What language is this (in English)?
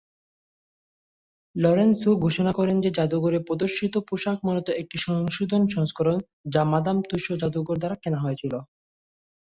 Bangla